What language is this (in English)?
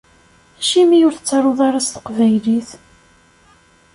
Kabyle